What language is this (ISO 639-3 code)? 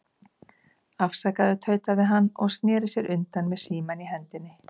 isl